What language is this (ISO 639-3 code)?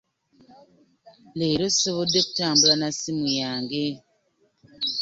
lug